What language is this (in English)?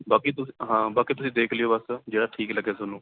Punjabi